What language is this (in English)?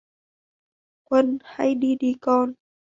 Vietnamese